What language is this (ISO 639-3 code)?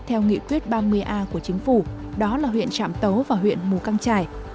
vie